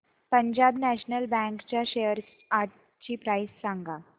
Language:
Marathi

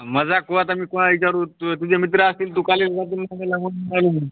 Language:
Marathi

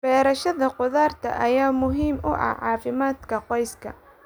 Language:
Somali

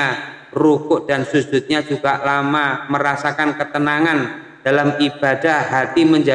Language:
Indonesian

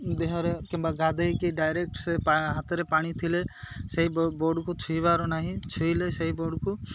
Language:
Odia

